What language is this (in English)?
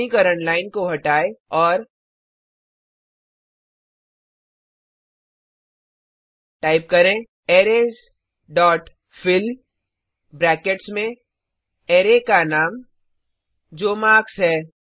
Hindi